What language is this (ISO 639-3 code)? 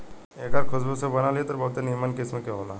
bho